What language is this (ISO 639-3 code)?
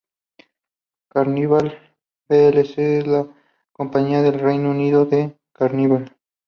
spa